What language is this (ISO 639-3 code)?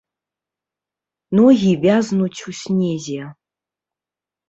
bel